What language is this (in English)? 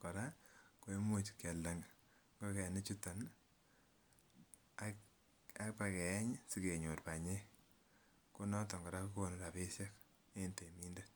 Kalenjin